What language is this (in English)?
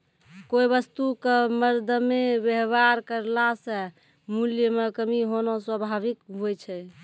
Maithili